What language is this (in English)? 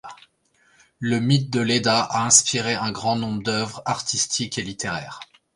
French